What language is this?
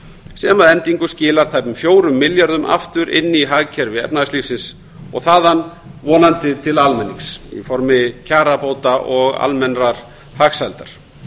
Icelandic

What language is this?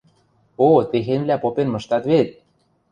Western Mari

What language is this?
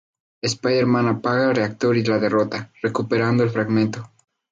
Spanish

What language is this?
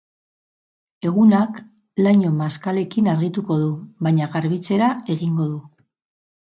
Basque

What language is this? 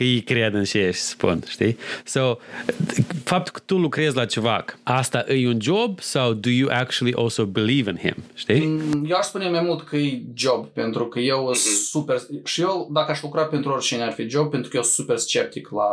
Romanian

